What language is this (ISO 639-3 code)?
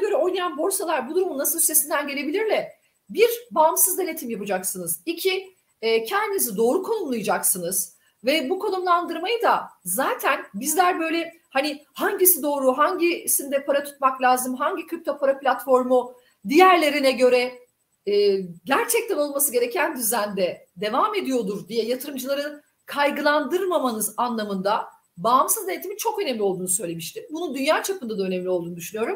tur